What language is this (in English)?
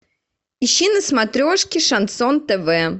Russian